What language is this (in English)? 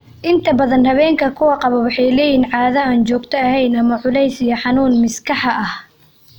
Somali